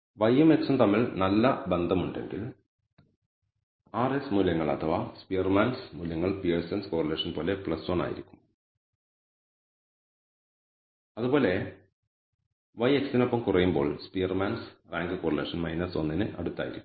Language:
Malayalam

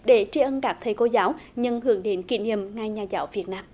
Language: Vietnamese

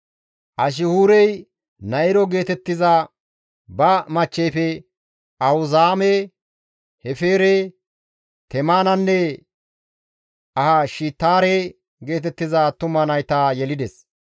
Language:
Gamo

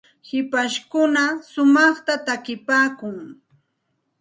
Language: Santa Ana de Tusi Pasco Quechua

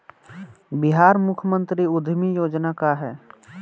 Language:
Bhojpuri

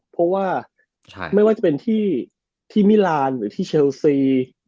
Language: Thai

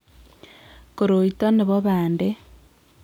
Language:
Kalenjin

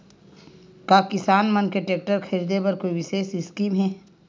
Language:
Chhattisgarhi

